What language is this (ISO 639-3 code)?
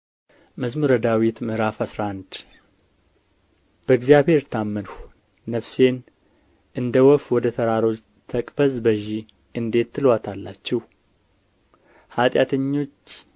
amh